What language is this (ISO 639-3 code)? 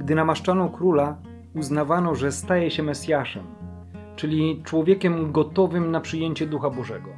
pol